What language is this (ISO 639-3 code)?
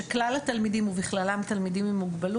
heb